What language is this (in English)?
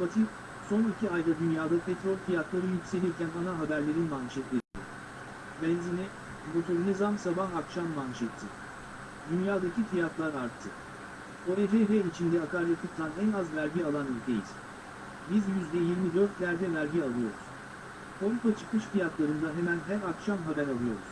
Turkish